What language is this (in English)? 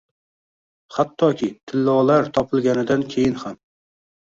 Uzbek